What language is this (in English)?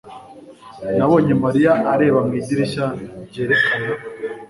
Kinyarwanda